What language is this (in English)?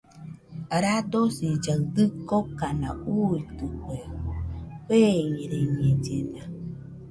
Nüpode Huitoto